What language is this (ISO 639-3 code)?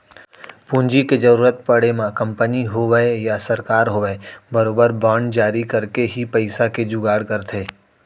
hne